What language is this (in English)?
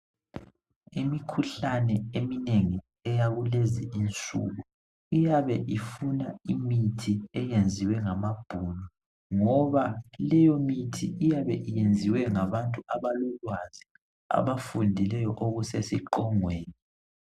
North Ndebele